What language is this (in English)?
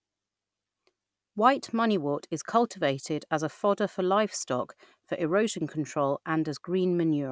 English